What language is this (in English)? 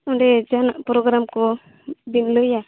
Santali